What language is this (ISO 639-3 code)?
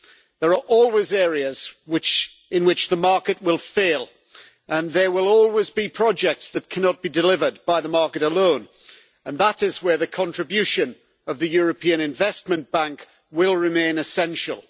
eng